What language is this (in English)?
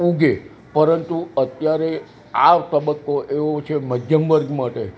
Gujarati